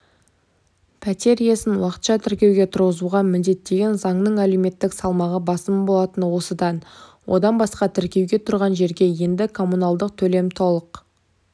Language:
Kazakh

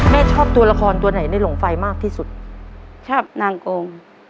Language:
Thai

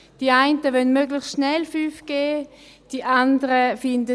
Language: Swiss German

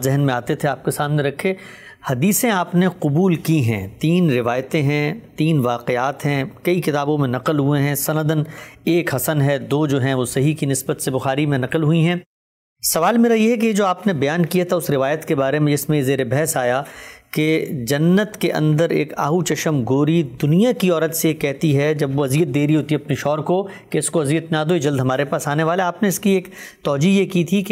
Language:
Urdu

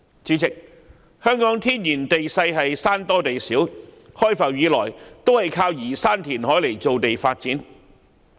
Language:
Cantonese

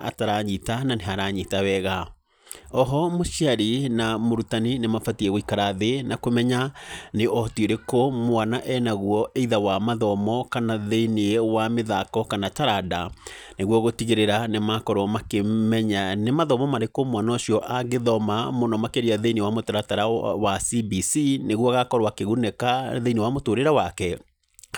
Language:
Kikuyu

